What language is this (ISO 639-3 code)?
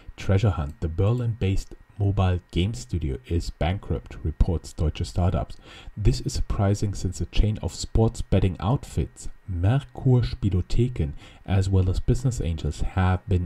eng